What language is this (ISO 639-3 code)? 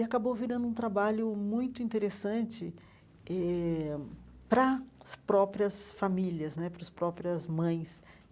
por